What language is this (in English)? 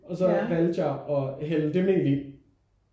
Danish